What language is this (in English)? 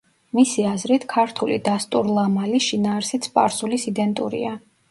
Georgian